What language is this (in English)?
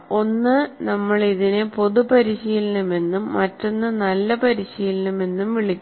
Malayalam